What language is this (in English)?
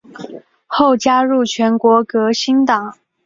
Chinese